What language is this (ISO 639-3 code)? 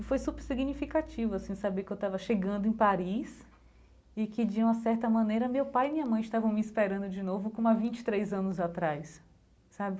por